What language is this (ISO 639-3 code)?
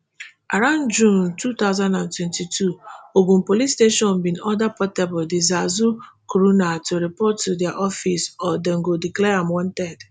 pcm